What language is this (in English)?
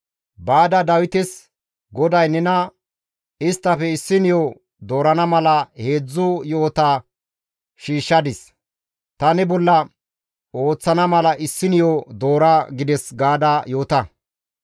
Gamo